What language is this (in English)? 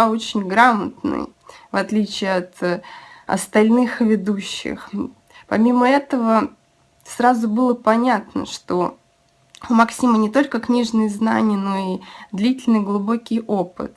Russian